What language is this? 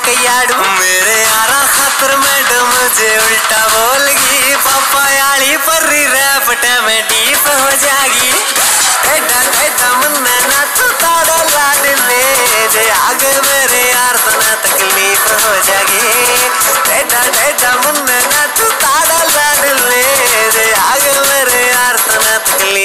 Hindi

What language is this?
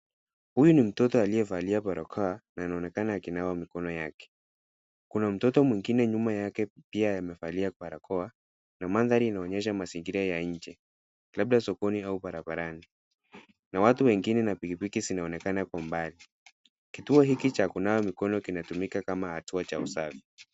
Swahili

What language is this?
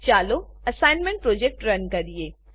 Gujarati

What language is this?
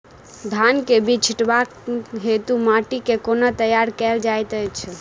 Maithili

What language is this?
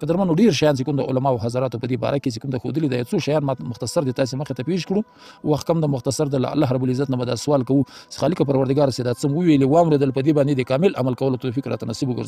Arabic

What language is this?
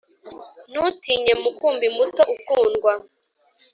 Kinyarwanda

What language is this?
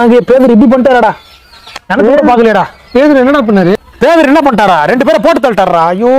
Romanian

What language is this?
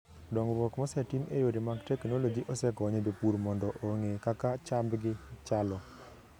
Luo (Kenya and Tanzania)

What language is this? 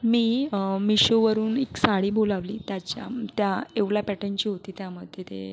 Marathi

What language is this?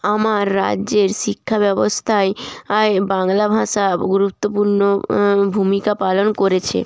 Bangla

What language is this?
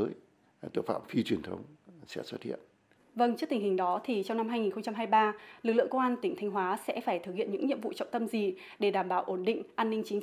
Vietnamese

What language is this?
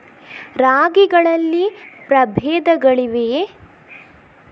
Kannada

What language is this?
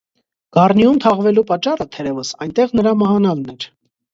Armenian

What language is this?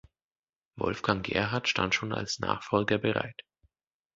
German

